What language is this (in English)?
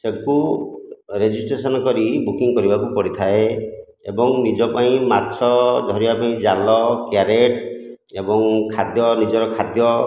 Odia